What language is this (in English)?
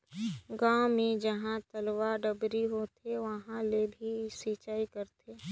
Chhattisgarhi